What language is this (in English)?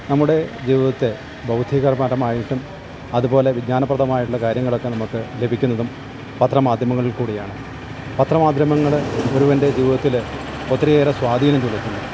Malayalam